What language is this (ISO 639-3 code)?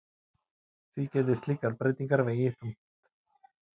isl